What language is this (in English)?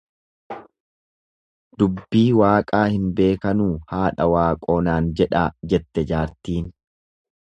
Oromo